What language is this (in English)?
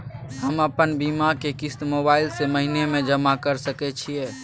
Maithili